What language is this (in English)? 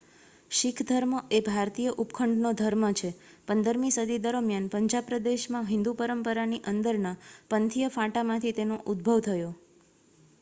Gujarati